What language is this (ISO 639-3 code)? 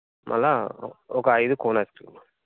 tel